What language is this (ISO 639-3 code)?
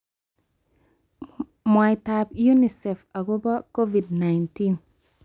kln